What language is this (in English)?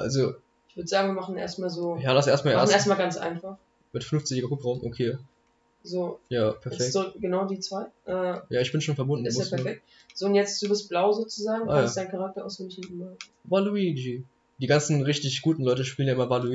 German